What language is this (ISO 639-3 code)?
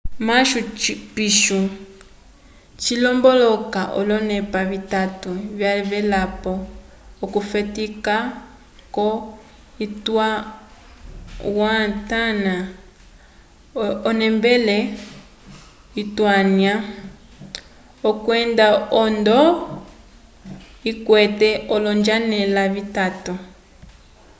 umb